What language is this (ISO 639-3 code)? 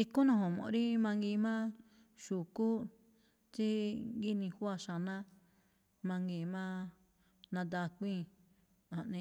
tcf